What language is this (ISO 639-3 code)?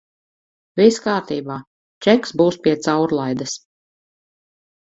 lav